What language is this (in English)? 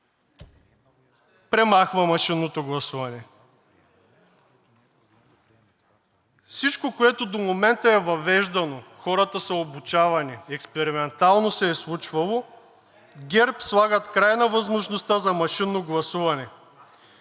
Bulgarian